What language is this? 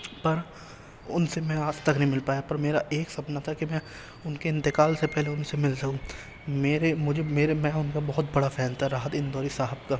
Urdu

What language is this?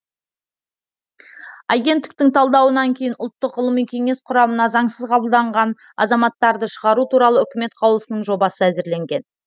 Kazakh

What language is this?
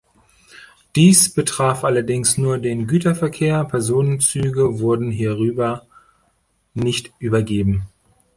German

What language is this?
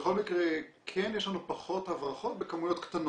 Hebrew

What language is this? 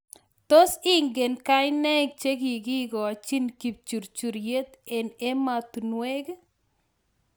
Kalenjin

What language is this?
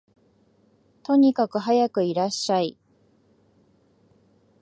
Japanese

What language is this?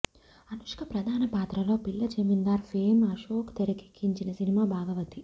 Telugu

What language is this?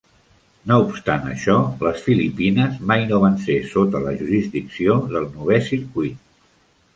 Catalan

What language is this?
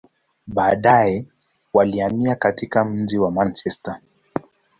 Swahili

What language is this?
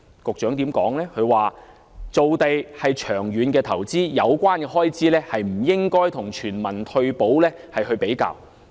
Cantonese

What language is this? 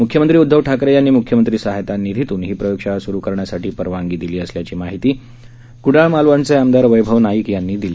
Marathi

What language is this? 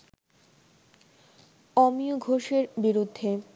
Bangla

